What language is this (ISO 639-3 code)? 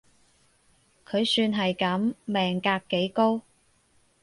yue